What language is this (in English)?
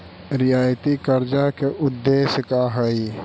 Magahi